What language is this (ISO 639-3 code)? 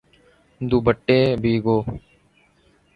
urd